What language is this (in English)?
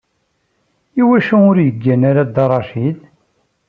Kabyle